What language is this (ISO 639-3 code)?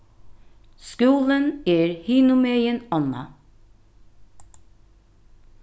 fao